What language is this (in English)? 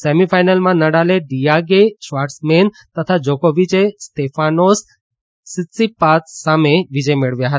Gujarati